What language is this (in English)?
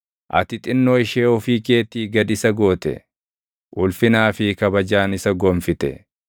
Oromo